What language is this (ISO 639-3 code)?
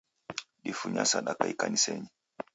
dav